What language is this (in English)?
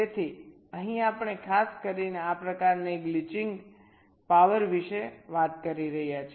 Gujarati